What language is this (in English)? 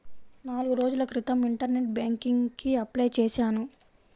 Telugu